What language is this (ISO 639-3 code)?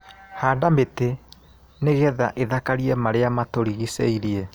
kik